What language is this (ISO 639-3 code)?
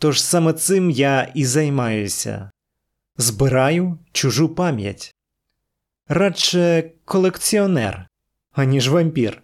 ukr